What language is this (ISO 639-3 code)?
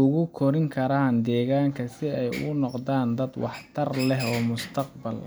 som